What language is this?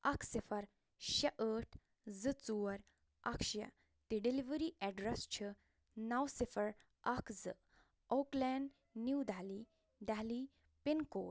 Kashmiri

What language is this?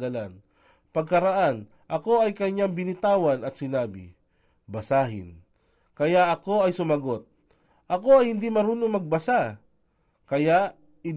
Filipino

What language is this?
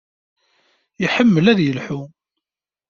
Kabyle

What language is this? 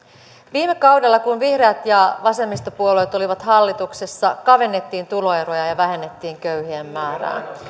Finnish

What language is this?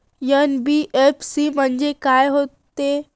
Marathi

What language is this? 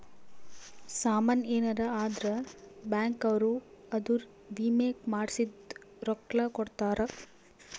Kannada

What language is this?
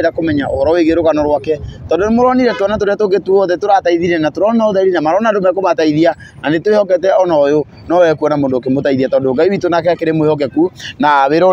Indonesian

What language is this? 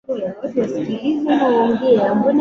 Swahili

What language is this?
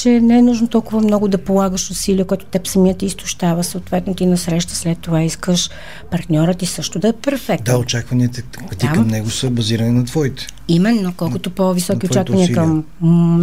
Bulgarian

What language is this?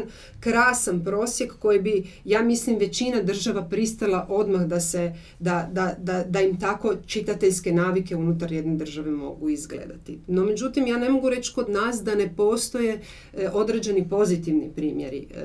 Croatian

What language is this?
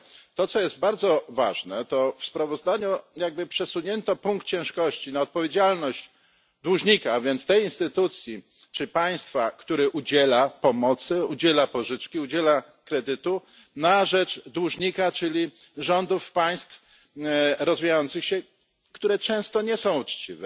Polish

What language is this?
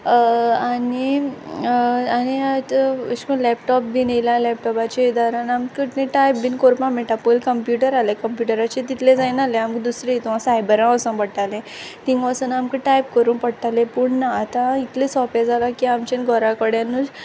Konkani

